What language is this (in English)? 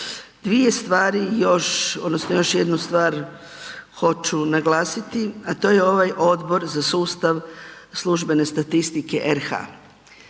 Croatian